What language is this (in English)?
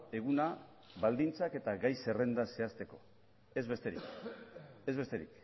Basque